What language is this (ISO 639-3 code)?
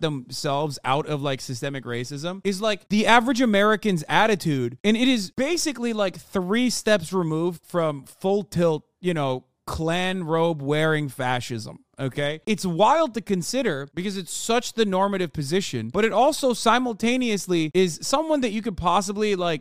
eng